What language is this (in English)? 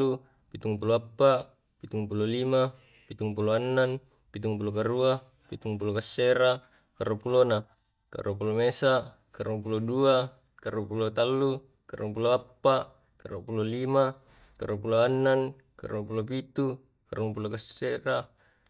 Tae'